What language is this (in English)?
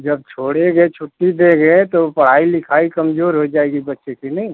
Hindi